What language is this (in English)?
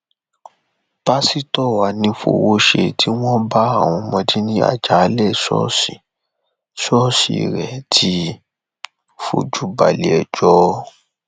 Yoruba